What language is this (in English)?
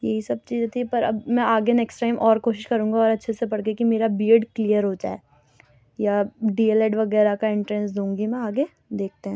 Urdu